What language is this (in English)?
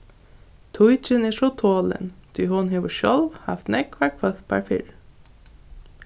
Faroese